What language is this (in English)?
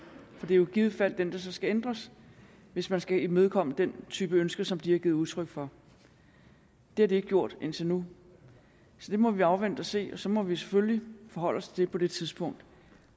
Danish